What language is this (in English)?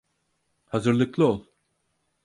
Turkish